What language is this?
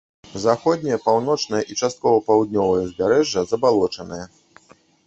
Belarusian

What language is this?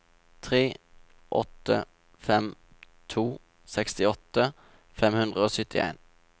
Norwegian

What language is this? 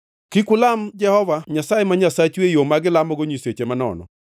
Luo (Kenya and Tanzania)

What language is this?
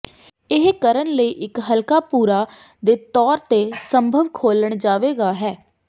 Punjabi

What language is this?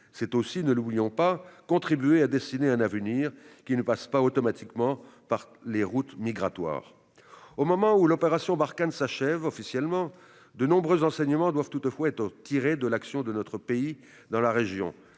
French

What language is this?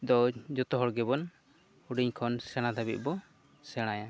Santali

